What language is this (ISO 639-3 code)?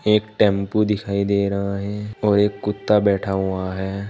hin